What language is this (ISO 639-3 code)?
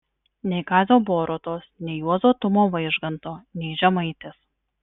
lit